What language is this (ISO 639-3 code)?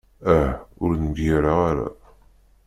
kab